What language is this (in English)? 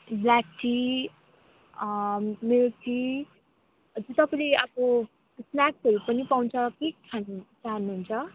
Nepali